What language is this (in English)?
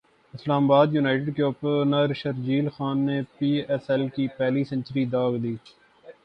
Urdu